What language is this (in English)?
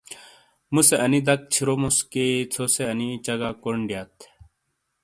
Shina